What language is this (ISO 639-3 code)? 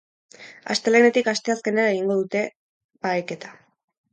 eus